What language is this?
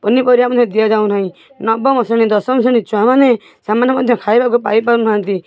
Odia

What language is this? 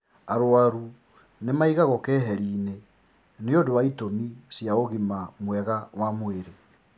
Kikuyu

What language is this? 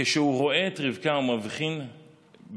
Hebrew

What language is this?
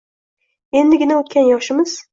Uzbek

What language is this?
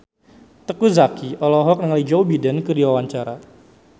Sundanese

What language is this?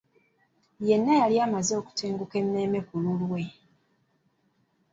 Ganda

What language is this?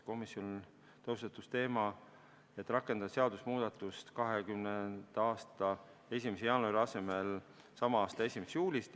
Estonian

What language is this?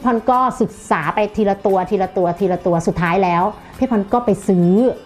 Thai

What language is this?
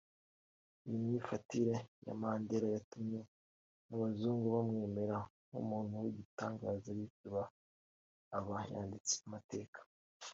Kinyarwanda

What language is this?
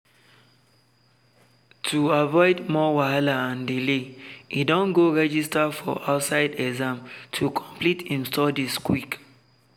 Nigerian Pidgin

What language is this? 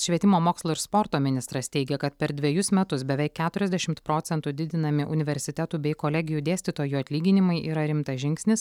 Lithuanian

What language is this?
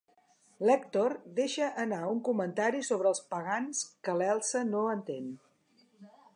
Catalan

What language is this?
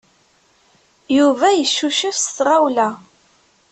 Kabyle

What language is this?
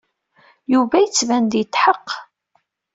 Kabyle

